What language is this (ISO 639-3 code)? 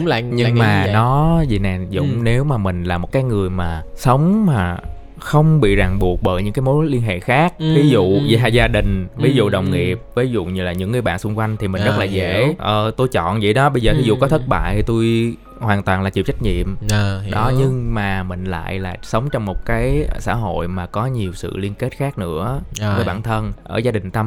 vie